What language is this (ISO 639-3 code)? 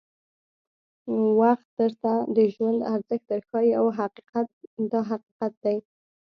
pus